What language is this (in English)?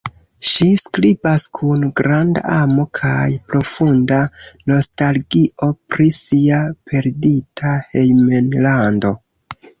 Esperanto